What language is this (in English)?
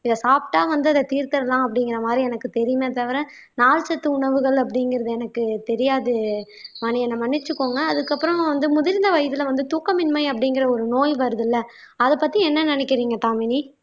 Tamil